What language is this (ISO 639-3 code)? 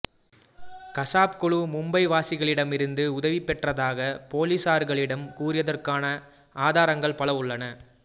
tam